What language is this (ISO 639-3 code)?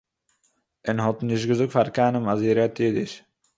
yid